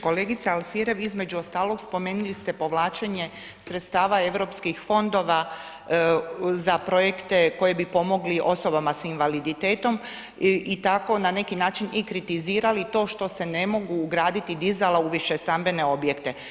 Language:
Croatian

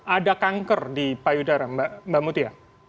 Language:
Indonesian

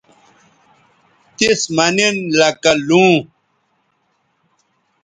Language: Bateri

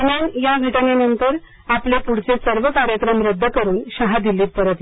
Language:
Marathi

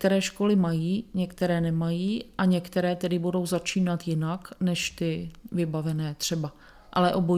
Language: Czech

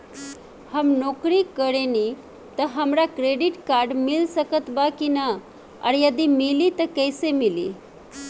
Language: Bhojpuri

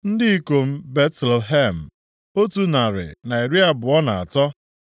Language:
Igbo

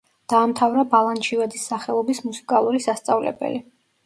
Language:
Georgian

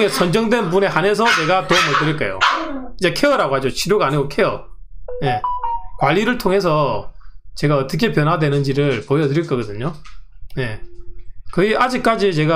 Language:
Korean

